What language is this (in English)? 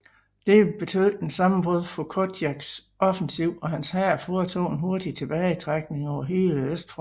Danish